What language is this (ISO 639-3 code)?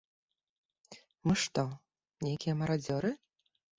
bel